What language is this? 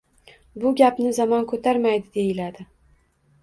Uzbek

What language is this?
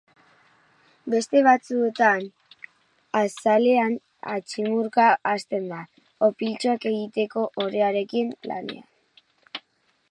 Basque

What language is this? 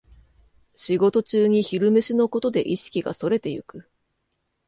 Japanese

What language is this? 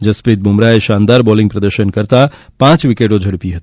Gujarati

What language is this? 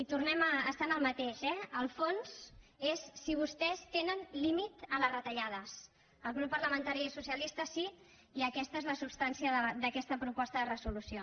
Catalan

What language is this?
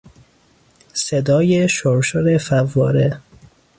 Persian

